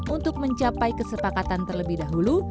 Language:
Indonesian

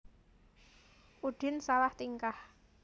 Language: Javanese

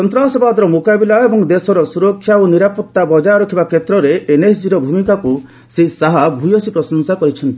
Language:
Odia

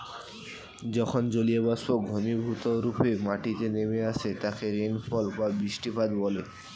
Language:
Bangla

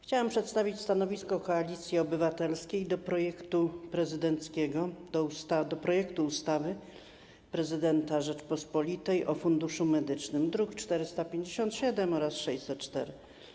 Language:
Polish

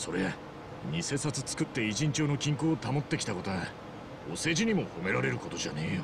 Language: Japanese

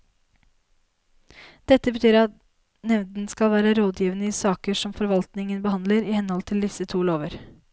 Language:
Norwegian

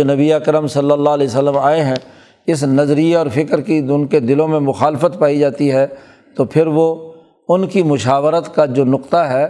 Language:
Urdu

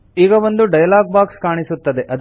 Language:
Kannada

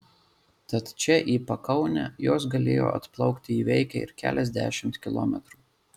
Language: Lithuanian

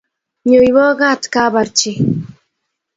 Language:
Kalenjin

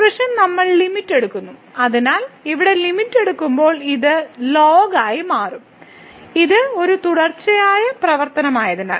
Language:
Malayalam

